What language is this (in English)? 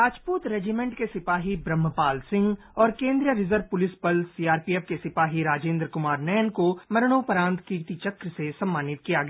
Hindi